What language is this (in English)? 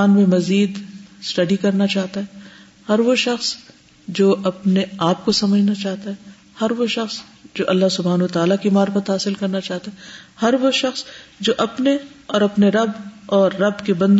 Urdu